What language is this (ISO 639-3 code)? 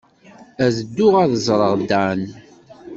kab